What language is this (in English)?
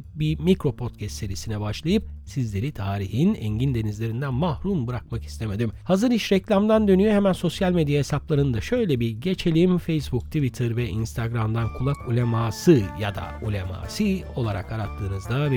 Turkish